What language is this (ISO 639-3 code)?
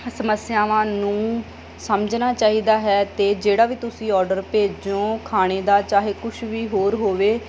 pan